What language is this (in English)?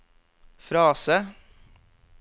Norwegian